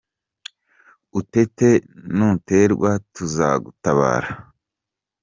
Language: Kinyarwanda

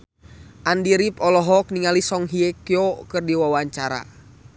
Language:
Sundanese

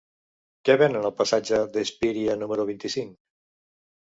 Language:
Catalan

